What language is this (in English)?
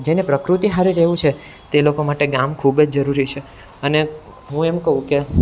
Gujarati